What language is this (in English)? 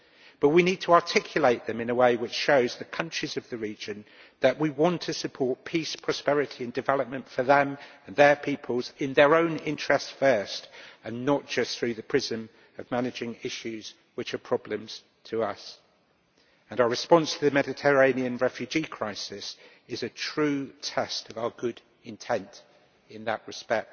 English